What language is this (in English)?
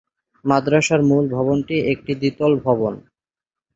Bangla